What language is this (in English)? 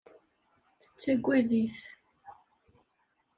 Kabyle